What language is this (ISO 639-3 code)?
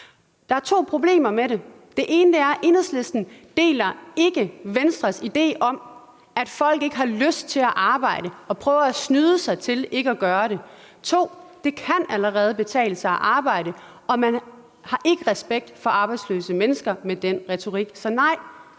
dan